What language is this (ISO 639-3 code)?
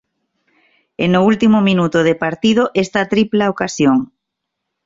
glg